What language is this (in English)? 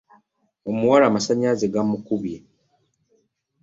Ganda